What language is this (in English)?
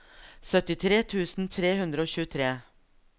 Norwegian